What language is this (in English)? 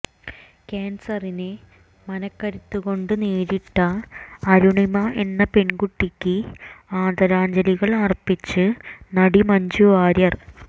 Malayalam